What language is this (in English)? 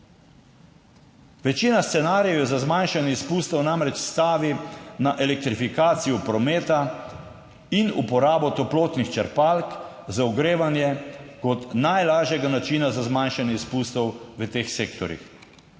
Slovenian